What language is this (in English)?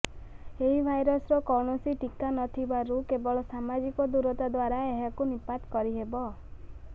Odia